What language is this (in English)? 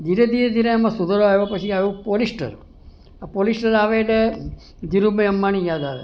Gujarati